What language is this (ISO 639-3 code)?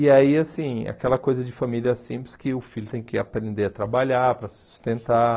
por